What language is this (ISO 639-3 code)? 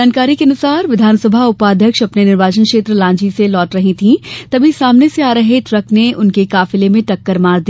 hin